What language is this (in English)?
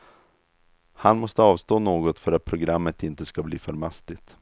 Swedish